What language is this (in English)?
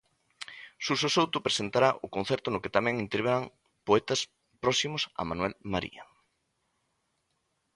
Galician